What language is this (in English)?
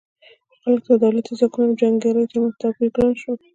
Pashto